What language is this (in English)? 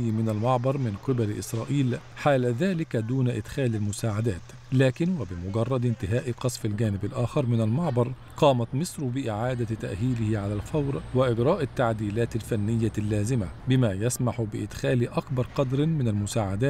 Arabic